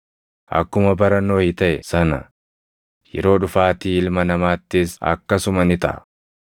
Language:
Oromo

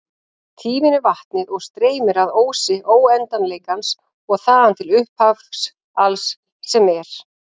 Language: Icelandic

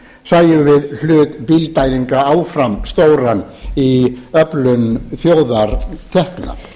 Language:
Icelandic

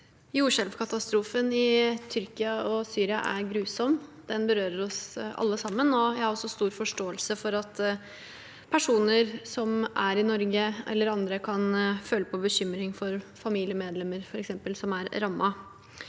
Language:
Norwegian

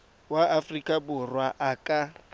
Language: Tswana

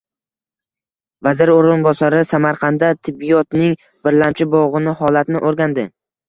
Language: Uzbek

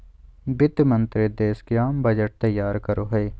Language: Magahi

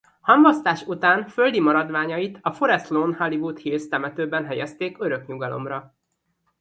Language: Hungarian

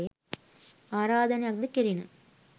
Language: Sinhala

